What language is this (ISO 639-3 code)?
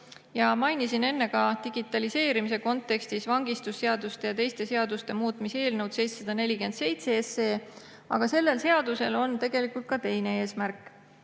est